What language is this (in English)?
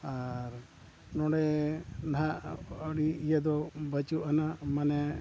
Santali